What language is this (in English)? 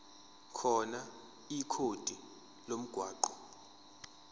Zulu